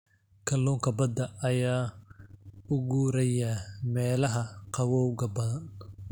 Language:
Somali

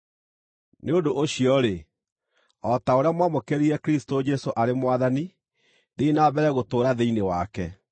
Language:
Kikuyu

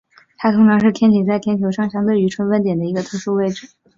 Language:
Chinese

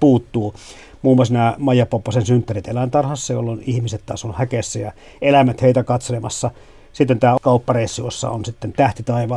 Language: Finnish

